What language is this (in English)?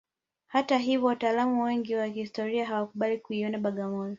Swahili